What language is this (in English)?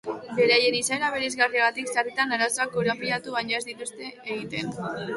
Basque